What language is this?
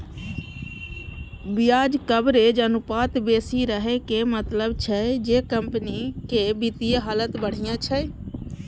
Maithili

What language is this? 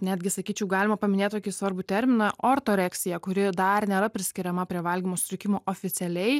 Lithuanian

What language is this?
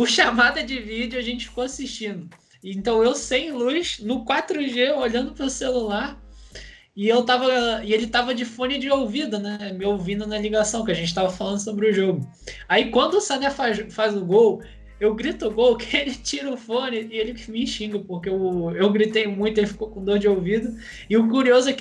Portuguese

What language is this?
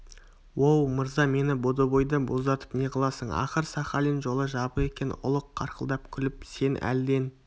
Kazakh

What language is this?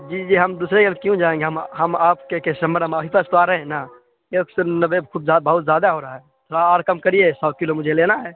Urdu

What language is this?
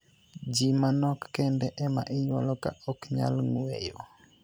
Luo (Kenya and Tanzania)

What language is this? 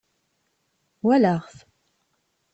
Kabyle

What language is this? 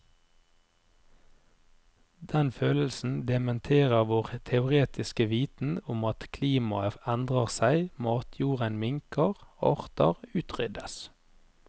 Norwegian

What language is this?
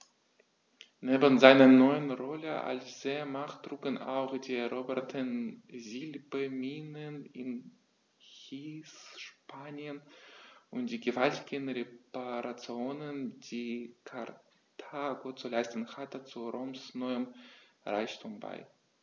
German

